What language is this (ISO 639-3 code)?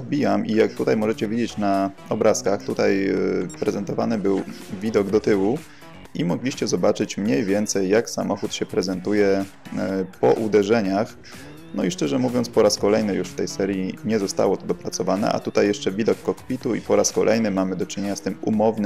pol